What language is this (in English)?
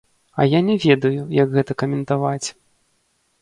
Belarusian